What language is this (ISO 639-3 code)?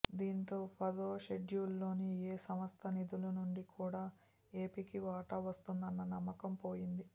tel